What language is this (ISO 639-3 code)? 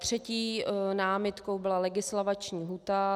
ces